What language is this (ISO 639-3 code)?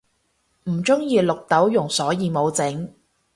yue